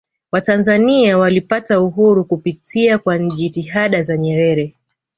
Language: Swahili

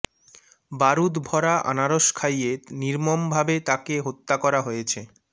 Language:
Bangla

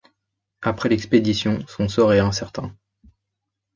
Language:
French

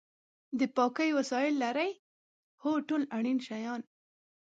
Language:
Pashto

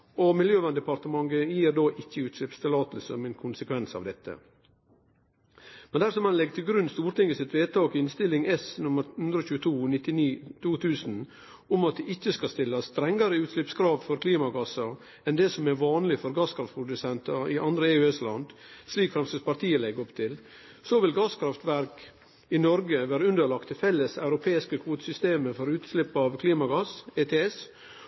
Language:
Norwegian Nynorsk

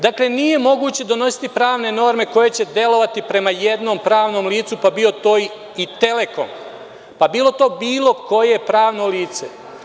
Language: Serbian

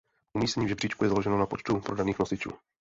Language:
Czech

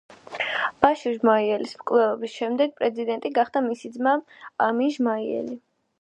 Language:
Georgian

